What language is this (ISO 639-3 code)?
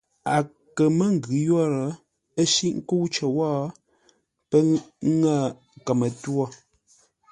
nla